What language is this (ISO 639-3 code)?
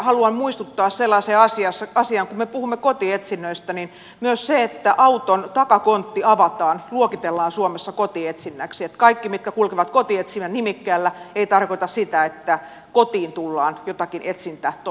fin